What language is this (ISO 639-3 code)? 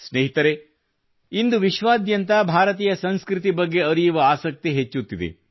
kan